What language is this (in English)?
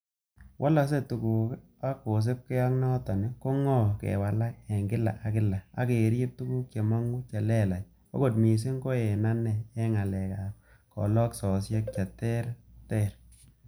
Kalenjin